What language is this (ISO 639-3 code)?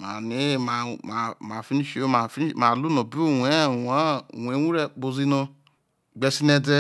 iso